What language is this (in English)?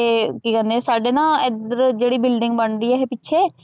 Punjabi